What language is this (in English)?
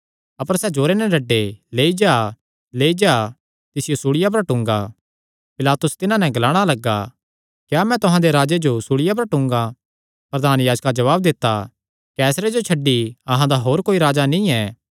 Kangri